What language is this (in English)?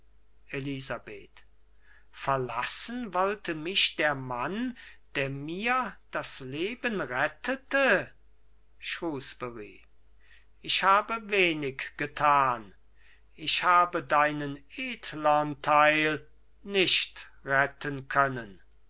German